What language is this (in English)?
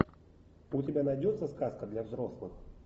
Russian